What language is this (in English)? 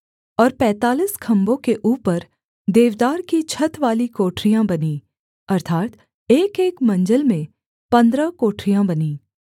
Hindi